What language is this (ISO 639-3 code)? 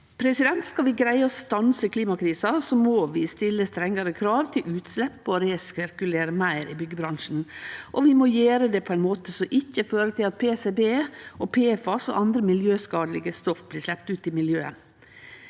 nor